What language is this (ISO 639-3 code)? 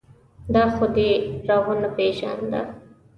pus